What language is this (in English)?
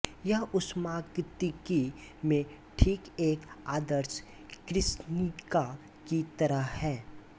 Hindi